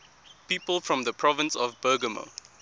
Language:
English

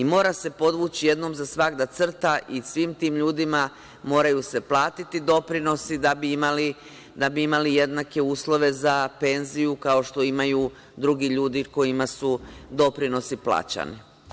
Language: Serbian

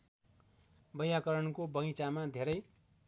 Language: Nepali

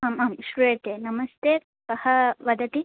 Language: Sanskrit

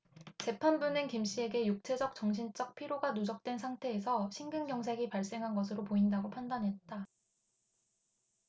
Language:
Korean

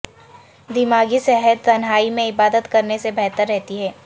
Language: Urdu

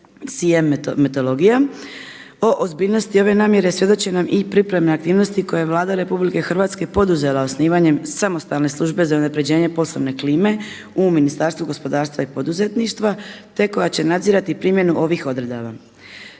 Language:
Croatian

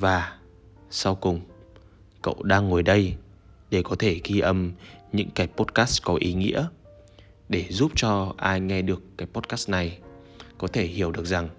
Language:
Vietnamese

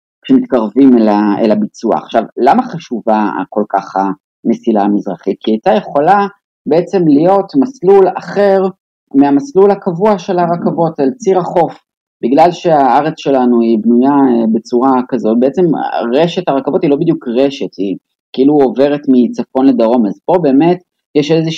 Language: Hebrew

